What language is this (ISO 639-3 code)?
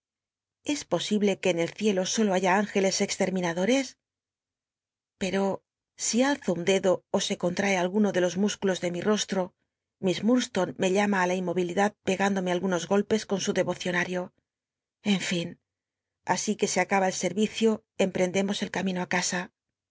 spa